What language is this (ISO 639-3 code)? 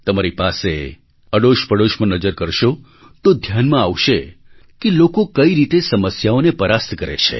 guj